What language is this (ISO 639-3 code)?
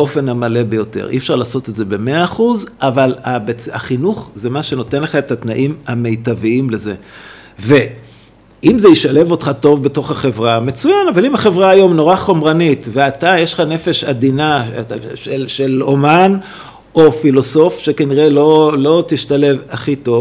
heb